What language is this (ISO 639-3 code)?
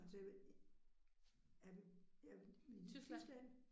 dan